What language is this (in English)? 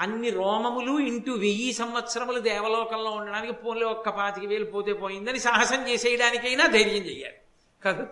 Telugu